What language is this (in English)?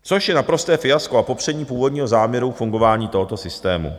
Czech